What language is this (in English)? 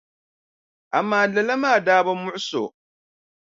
Dagbani